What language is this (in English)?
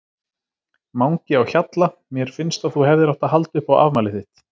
Icelandic